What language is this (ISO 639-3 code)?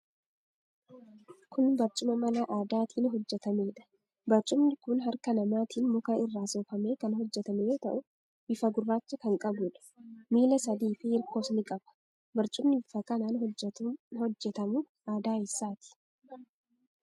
orm